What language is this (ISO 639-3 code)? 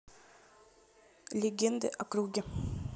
rus